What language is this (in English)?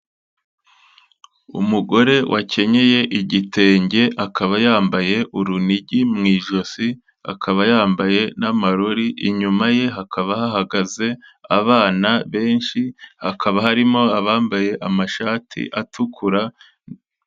Kinyarwanda